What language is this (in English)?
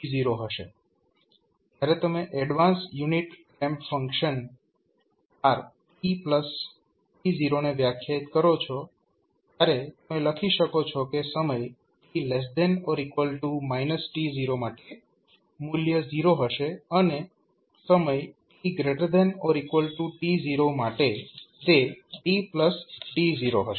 Gujarati